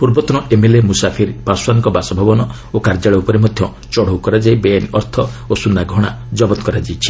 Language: Odia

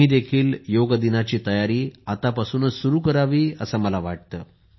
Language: Marathi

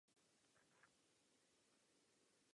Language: Czech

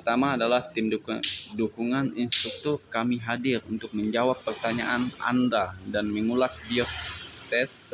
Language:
Indonesian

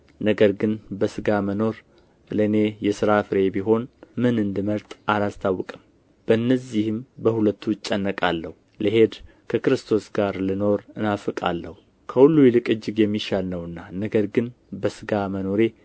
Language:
Amharic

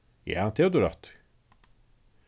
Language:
Faroese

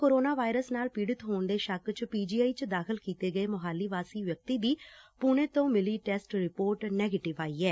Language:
Punjabi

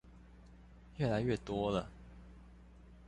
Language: Chinese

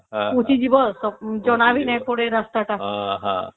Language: Odia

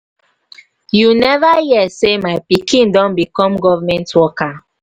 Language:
Nigerian Pidgin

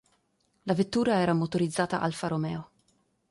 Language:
Italian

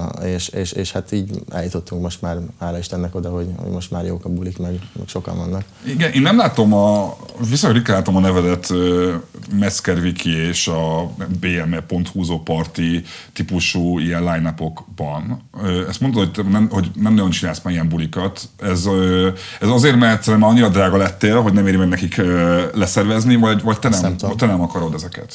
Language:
Hungarian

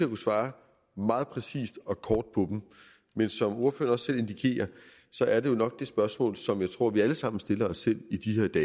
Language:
Danish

